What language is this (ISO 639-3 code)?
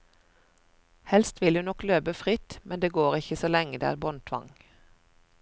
nor